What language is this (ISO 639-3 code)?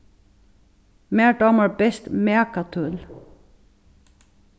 fao